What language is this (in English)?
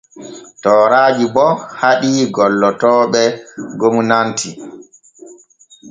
Borgu Fulfulde